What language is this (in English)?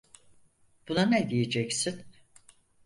Turkish